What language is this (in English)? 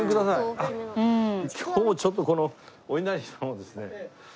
Japanese